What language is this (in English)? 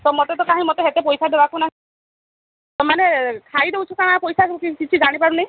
Odia